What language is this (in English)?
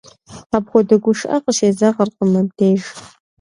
Kabardian